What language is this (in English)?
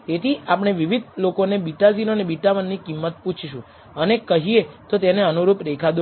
Gujarati